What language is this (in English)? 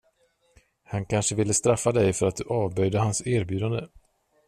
Swedish